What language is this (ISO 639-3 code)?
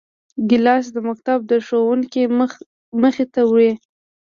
pus